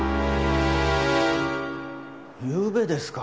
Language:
Japanese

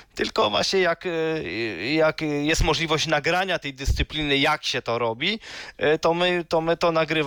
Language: Polish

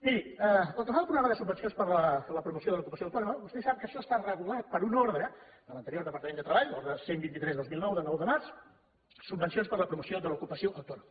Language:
Catalan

